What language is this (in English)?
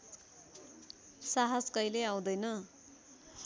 Nepali